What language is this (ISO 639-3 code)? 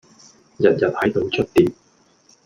yue